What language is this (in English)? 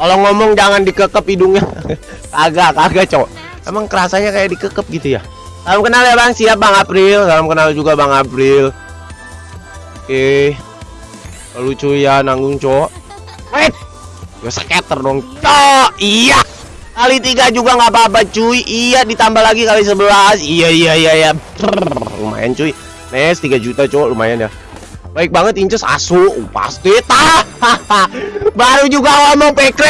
Indonesian